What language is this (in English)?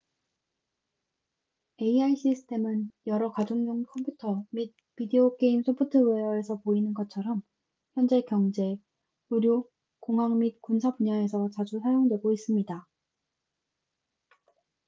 Korean